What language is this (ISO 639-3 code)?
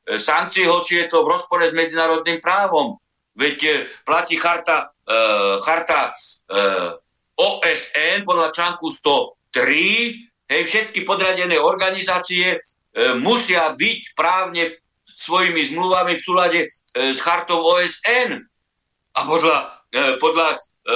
slk